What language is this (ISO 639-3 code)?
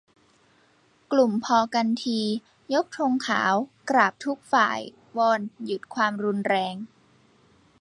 tha